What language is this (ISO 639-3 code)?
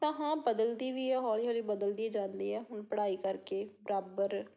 pan